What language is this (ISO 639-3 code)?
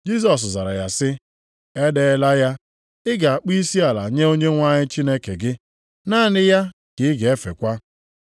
ibo